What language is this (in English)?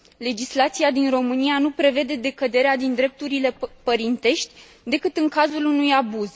Romanian